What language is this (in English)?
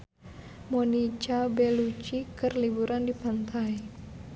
Sundanese